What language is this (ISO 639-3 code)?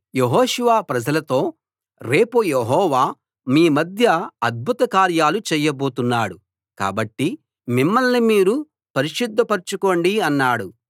tel